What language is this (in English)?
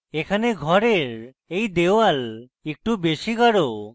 Bangla